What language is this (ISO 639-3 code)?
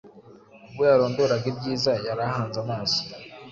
kin